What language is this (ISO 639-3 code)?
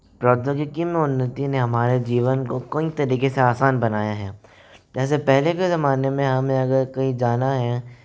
hin